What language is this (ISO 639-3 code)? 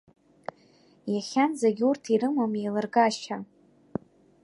abk